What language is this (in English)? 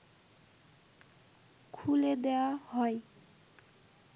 Bangla